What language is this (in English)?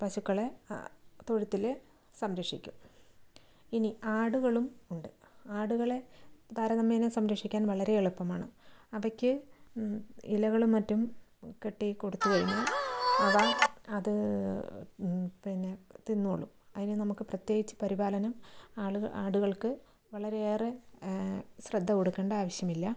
Malayalam